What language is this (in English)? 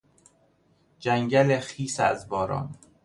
Persian